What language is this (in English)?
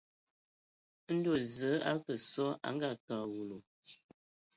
Ewondo